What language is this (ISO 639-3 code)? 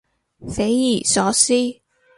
yue